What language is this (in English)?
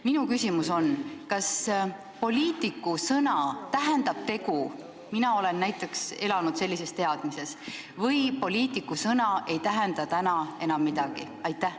Estonian